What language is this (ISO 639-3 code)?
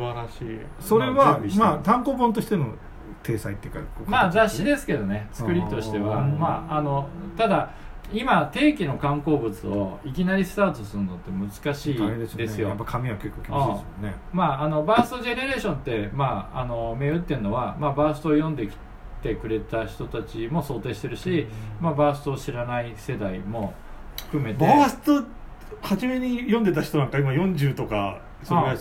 jpn